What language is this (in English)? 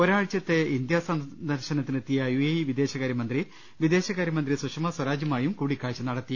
Malayalam